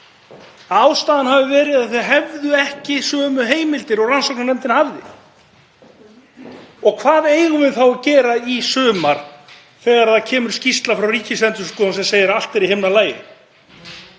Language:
Icelandic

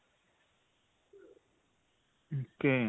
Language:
Punjabi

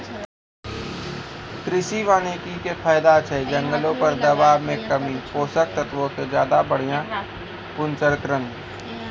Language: Maithili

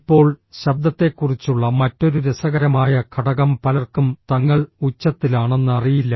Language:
Malayalam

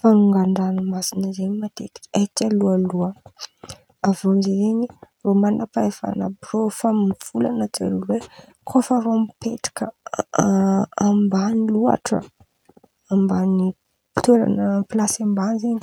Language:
Antankarana Malagasy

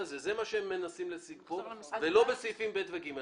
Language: Hebrew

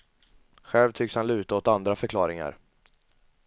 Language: Swedish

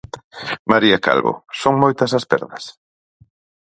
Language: Galician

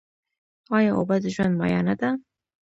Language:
Pashto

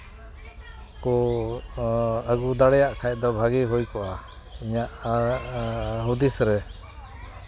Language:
Santali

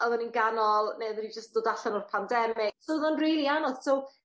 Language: Welsh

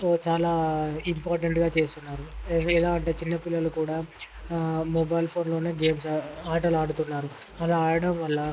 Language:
Telugu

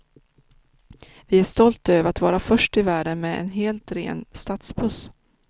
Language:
Swedish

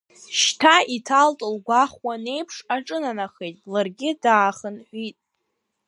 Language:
Abkhazian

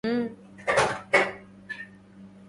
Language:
Arabic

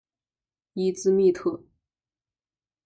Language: Chinese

